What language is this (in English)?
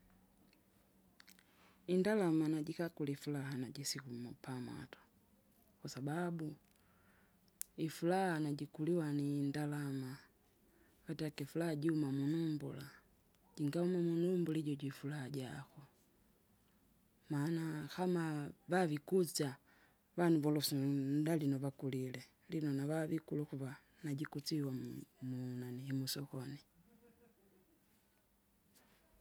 Kinga